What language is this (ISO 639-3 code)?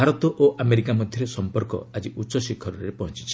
ori